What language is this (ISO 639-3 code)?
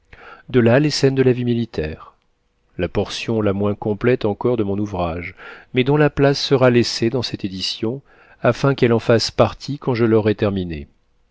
fra